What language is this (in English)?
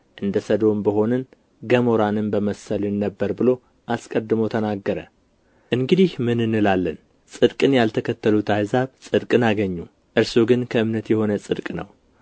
Amharic